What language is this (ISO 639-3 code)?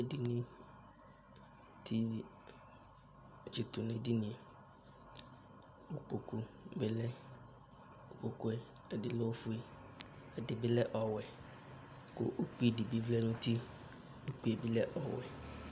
kpo